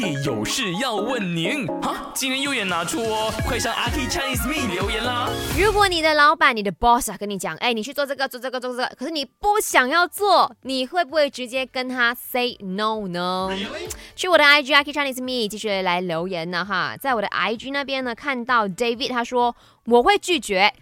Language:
Chinese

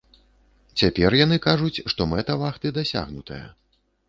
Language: Belarusian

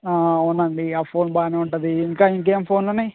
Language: Telugu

